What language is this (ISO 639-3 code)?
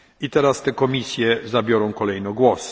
pol